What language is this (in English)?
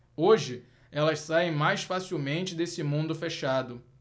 Portuguese